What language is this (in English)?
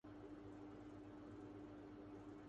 Urdu